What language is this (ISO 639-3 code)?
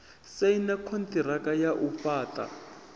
ven